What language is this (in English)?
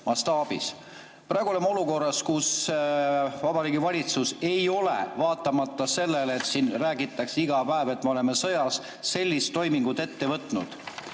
Estonian